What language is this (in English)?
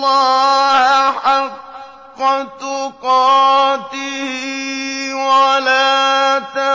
Arabic